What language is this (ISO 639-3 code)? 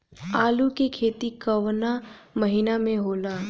bho